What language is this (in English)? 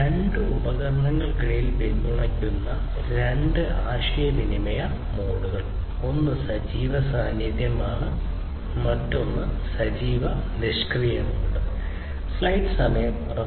Malayalam